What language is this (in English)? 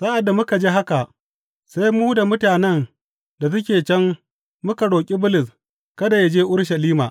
Hausa